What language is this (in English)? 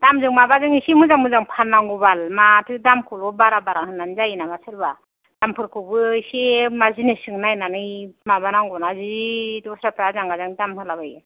Bodo